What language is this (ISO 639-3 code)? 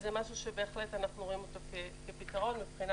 heb